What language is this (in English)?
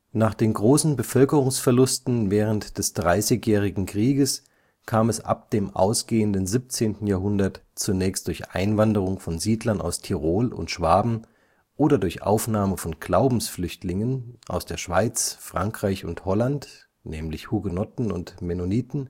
German